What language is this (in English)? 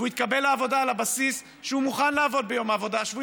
Hebrew